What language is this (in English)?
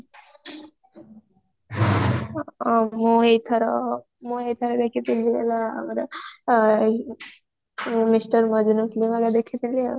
Odia